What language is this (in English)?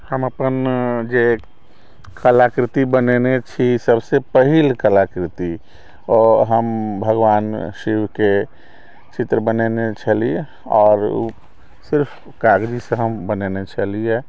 Maithili